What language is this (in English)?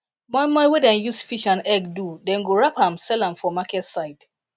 Nigerian Pidgin